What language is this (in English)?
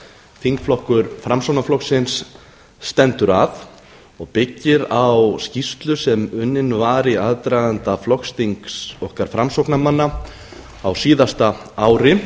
Icelandic